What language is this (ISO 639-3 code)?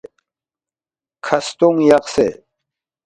bft